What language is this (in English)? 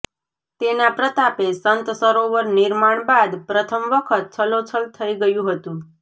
Gujarati